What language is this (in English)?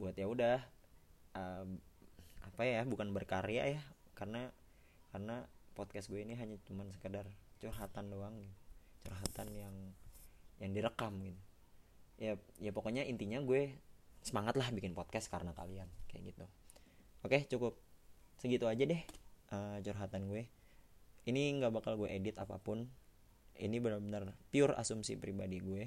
Indonesian